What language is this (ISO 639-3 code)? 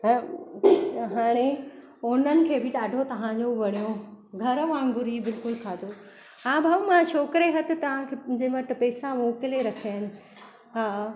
snd